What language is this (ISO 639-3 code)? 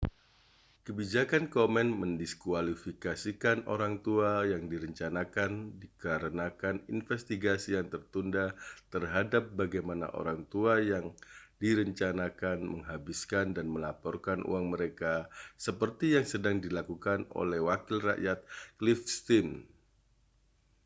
ind